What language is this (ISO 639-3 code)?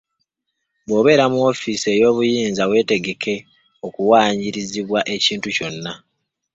lug